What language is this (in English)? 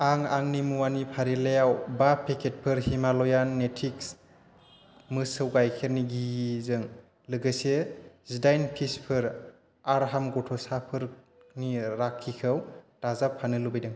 Bodo